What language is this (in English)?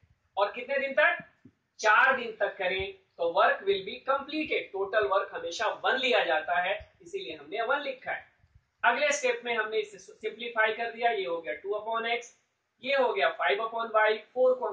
Hindi